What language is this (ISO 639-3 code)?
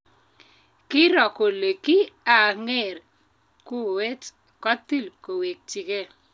kln